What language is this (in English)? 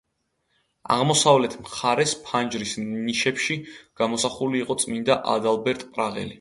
Georgian